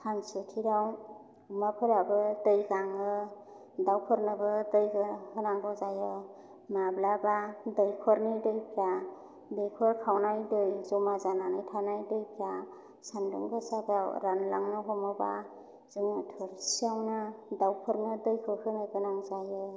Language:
Bodo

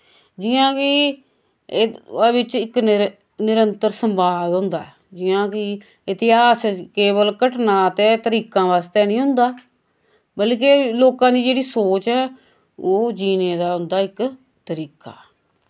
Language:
Dogri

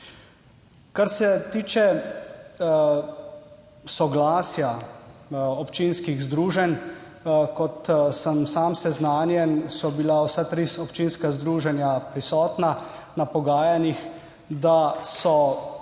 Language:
Slovenian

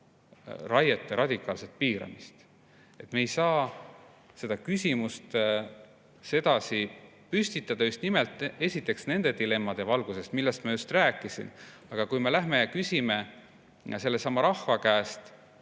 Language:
Estonian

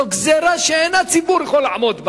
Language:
Hebrew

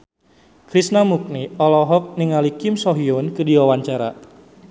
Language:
Sundanese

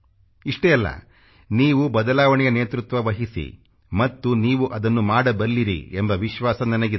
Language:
Kannada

